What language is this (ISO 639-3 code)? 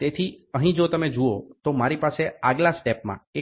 guj